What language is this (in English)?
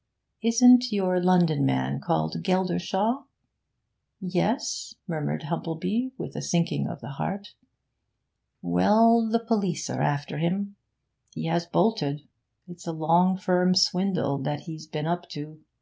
English